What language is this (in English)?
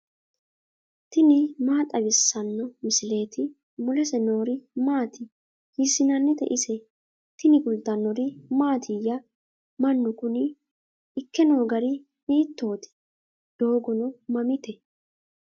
Sidamo